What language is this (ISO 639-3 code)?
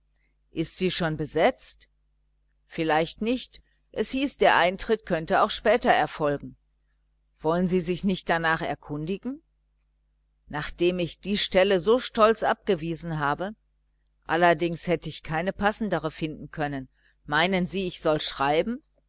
deu